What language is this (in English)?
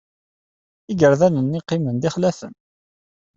Kabyle